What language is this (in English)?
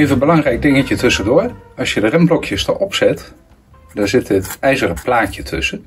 Dutch